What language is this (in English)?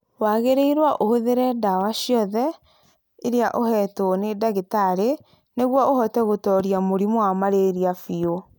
Kikuyu